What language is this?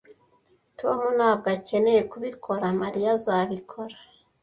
Kinyarwanda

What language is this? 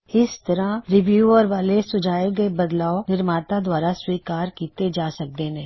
Punjabi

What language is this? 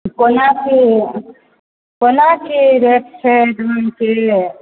Maithili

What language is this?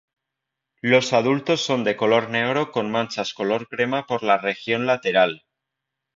Spanish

